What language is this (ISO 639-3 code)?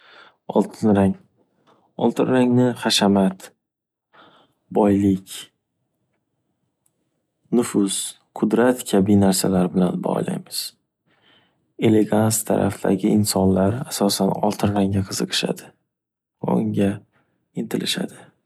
uzb